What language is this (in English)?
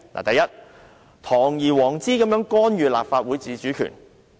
Cantonese